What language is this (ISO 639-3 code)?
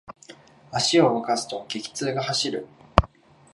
jpn